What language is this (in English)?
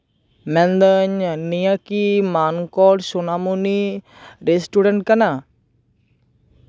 Santali